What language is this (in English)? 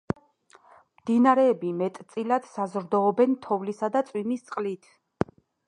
Georgian